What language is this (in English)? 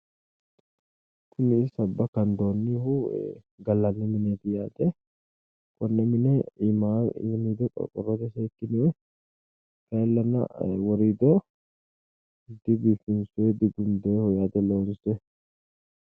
Sidamo